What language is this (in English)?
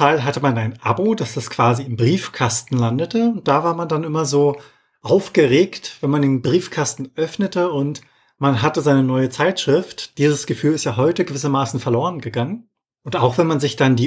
German